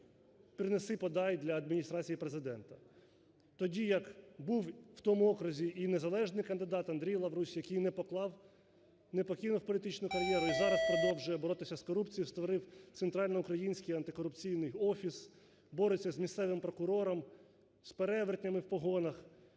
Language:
Ukrainian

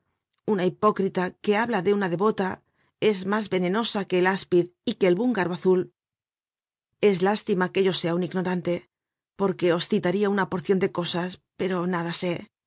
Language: Spanish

